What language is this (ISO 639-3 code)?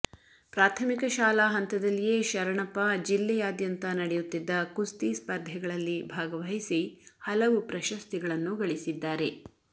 kan